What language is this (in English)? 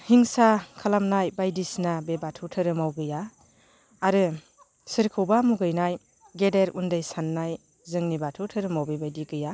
Bodo